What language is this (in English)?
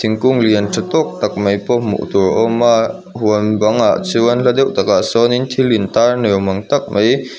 Mizo